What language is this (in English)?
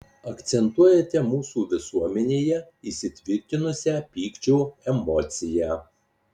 Lithuanian